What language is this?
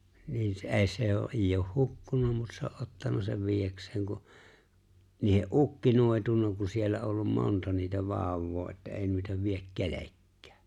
Finnish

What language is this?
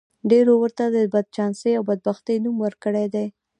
Pashto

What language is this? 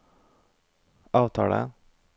Norwegian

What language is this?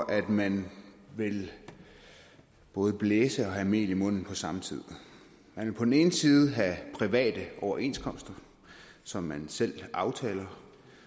Danish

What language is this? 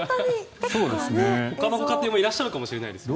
Japanese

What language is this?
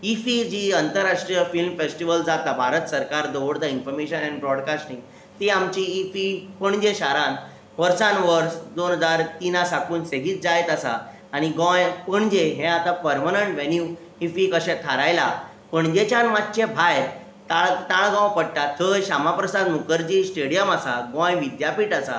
Konkani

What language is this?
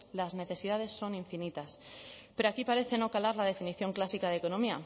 Spanish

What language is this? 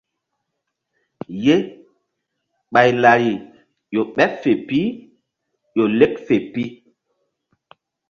Mbum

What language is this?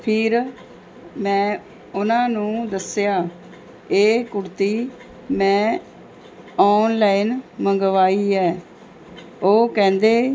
Punjabi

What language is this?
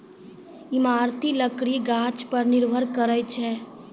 Maithili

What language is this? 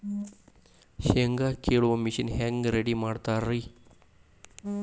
Kannada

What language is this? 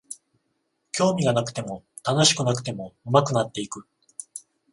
Japanese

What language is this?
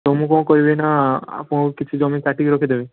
Odia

